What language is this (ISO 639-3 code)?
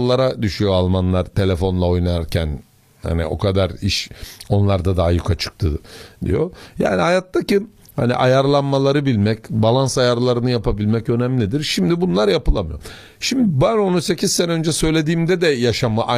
tur